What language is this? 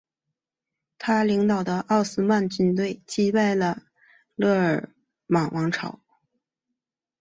Chinese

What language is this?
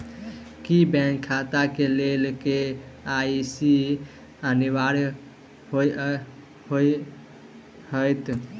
Maithili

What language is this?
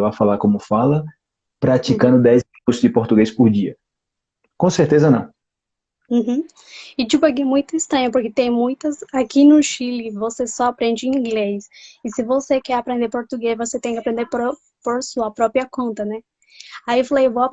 Portuguese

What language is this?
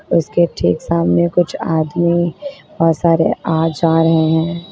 Hindi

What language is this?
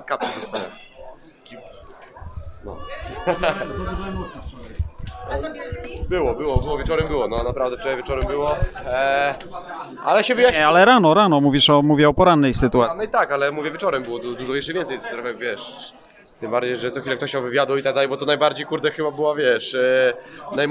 Polish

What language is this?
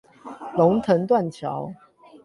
Chinese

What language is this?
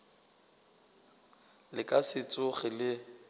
Northern Sotho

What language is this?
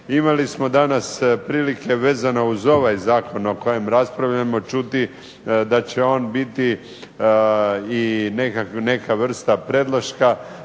Croatian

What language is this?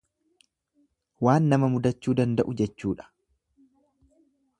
Oromo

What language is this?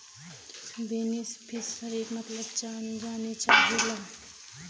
Bhojpuri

